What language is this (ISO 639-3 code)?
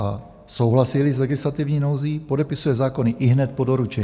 ces